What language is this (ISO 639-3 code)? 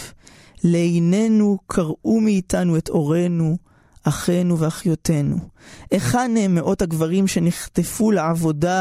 heb